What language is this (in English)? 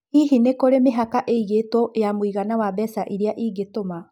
Kikuyu